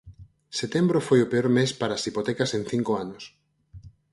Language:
Galician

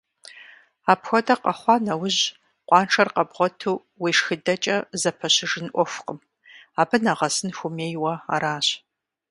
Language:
Kabardian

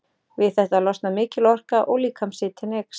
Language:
Icelandic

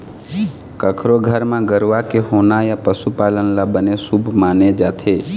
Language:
Chhattisgarhi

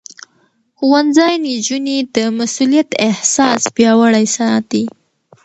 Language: Pashto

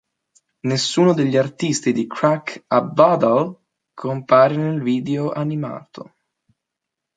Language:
Italian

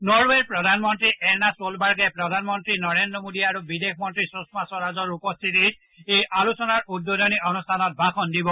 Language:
Assamese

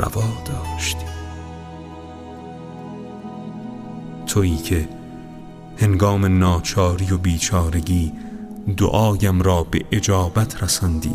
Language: Persian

